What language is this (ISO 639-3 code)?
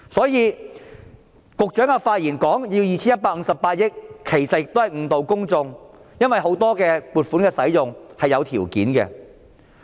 yue